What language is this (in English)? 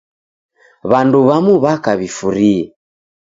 Taita